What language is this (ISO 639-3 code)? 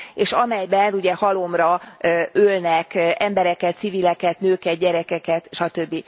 hun